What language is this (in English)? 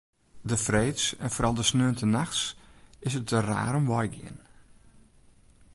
Western Frisian